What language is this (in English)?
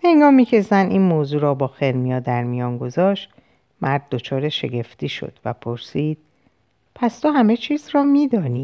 Persian